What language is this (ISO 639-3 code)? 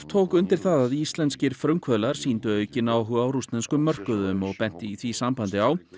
isl